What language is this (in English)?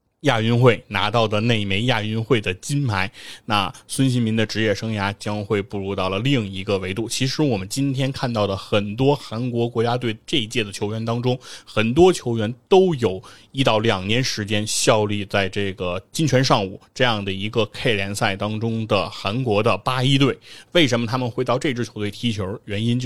Chinese